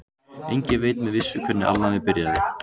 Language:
Icelandic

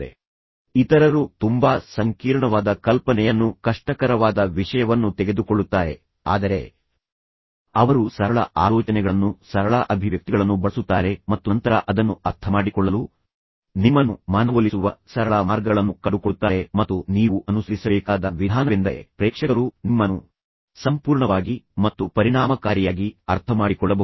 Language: Kannada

